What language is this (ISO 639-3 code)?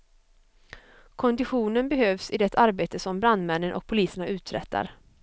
swe